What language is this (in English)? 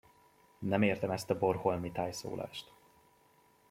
Hungarian